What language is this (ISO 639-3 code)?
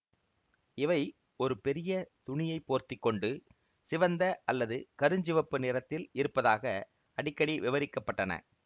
tam